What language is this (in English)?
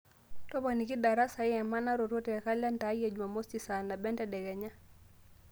Masai